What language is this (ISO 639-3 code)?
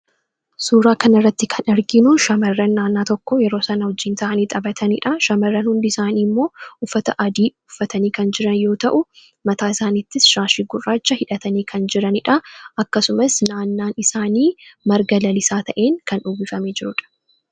orm